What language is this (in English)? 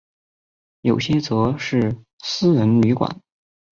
Chinese